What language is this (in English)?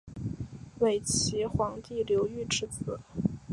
Chinese